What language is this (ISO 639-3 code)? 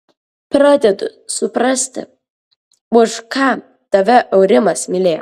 lit